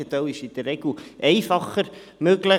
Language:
Swiss German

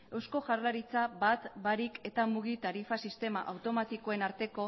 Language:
Basque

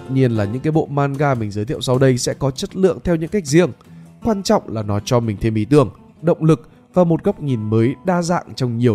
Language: Vietnamese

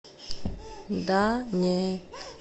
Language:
Russian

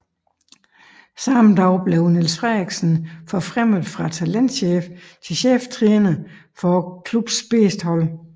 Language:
Danish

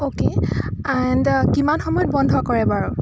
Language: Assamese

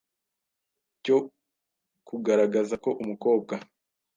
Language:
Kinyarwanda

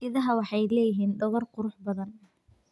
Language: Somali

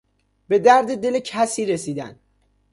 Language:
Persian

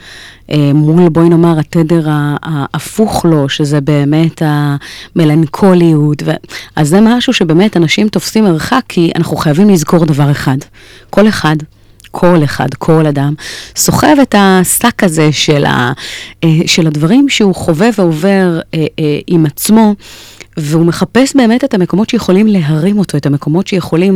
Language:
Hebrew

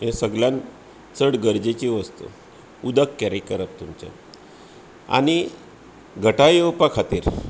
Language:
Konkani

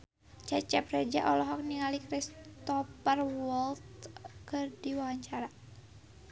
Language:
Sundanese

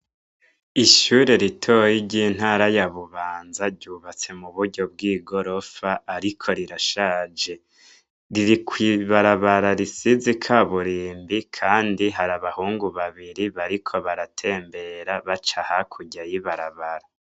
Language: Rundi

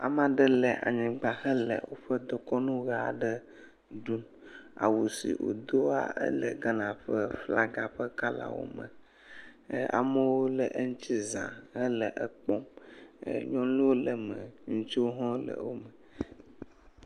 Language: Ewe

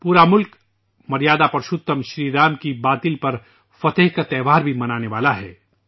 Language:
Urdu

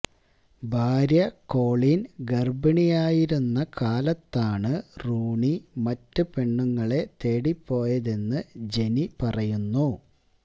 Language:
Malayalam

